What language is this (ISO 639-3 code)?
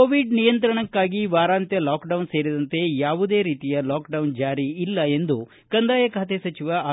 kan